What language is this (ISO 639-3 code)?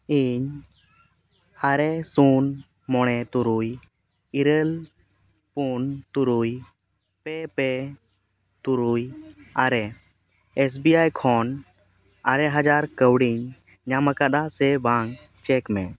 sat